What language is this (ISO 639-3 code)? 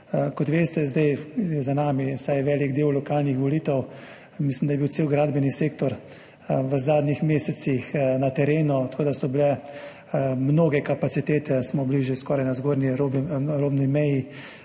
slv